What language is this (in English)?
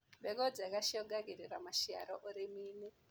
Kikuyu